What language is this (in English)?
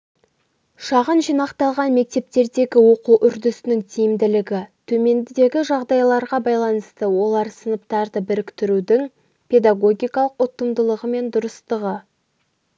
Kazakh